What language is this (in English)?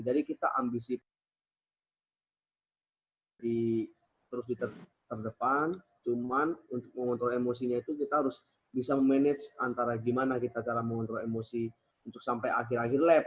Indonesian